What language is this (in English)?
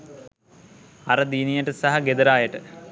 Sinhala